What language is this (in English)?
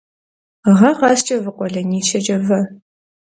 Kabardian